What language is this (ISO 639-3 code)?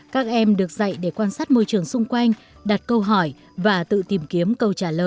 vie